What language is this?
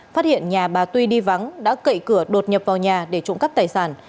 Vietnamese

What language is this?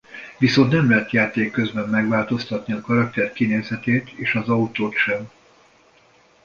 Hungarian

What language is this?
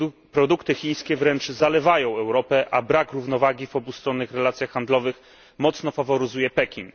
Polish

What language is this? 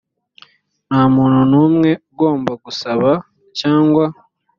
Kinyarwanda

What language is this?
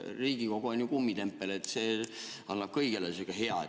Estonian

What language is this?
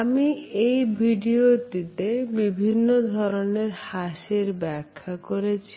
Bangla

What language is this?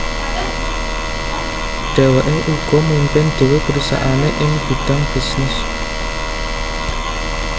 Javanese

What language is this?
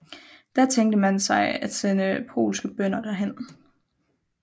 Danish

